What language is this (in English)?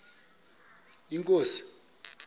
Xhosa